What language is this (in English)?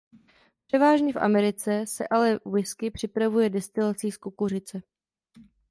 Czech